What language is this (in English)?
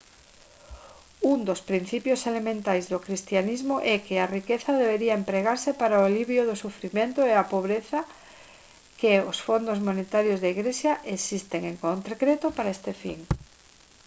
Galician